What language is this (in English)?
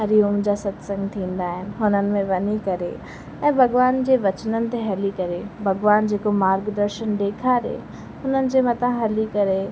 Sindhi